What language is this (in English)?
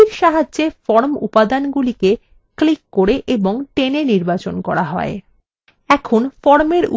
Bangla